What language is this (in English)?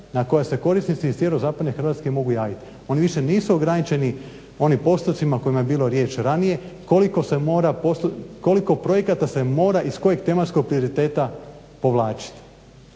Croatian